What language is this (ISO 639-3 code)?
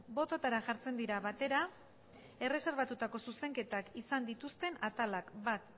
eus